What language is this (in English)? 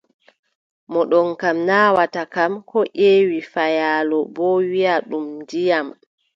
Adamawa Fulfulde